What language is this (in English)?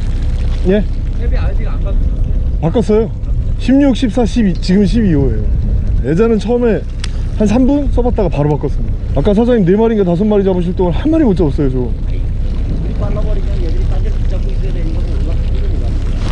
Korean